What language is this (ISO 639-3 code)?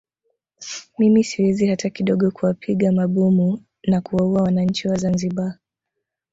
swa